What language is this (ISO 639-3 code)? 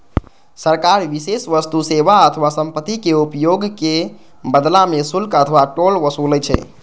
mai